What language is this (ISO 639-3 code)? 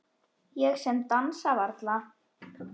isl